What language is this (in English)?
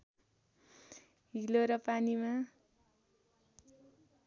Nepali